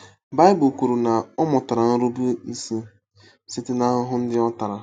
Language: Igbo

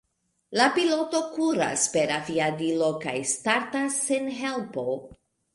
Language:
Esperanto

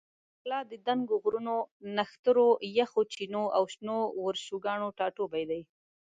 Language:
Pashto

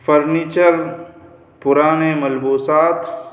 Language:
Urdu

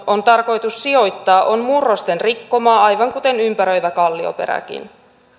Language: Finnish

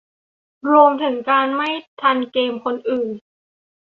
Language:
Thai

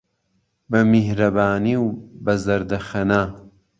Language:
Central Kurdish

